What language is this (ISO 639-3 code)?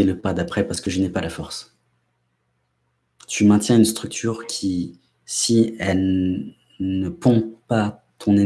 fra